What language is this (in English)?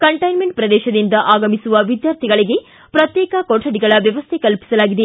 Kannada